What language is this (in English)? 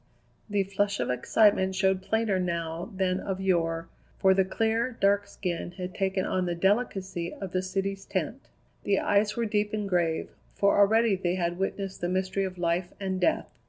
English